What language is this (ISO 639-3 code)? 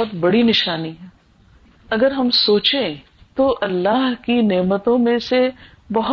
urd